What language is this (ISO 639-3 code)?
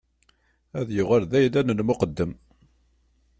kab